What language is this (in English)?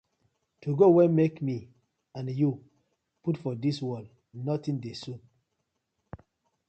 Nigerian Pidgin